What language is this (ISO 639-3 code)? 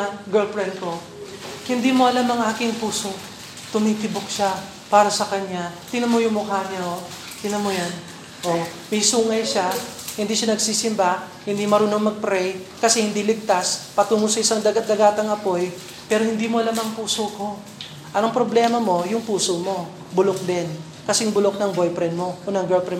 fil